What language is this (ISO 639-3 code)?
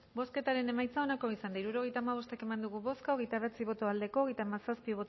eus